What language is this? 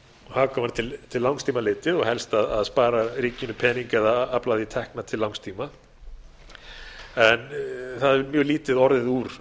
Icelandic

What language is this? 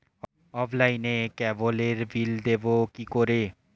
Bangla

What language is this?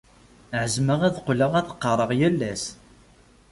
Kabyle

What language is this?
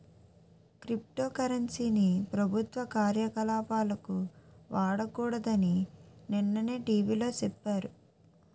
Telugu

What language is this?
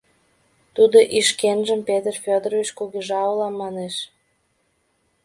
Mari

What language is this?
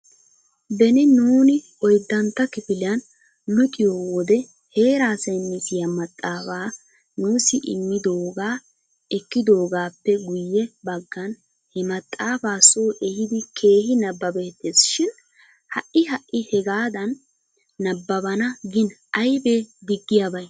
Wolaytta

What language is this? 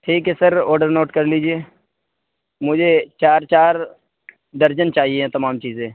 Urdu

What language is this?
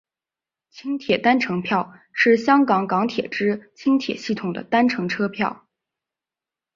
Chinese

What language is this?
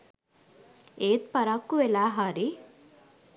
Sinhala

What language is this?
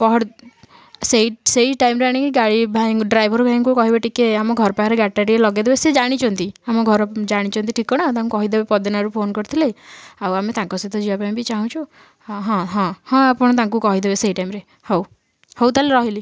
Odia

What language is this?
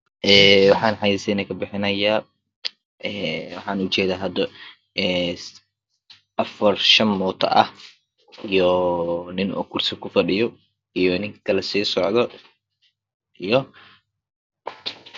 Somali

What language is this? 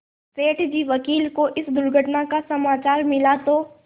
Hindi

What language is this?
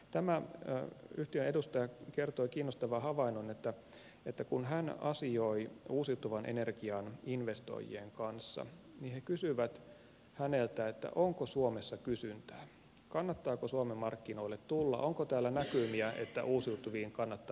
Finnish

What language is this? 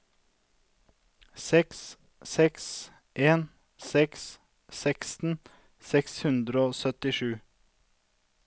Norwegian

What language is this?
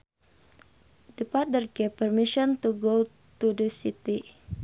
Sundanese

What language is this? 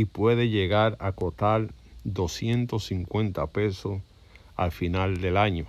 Spanish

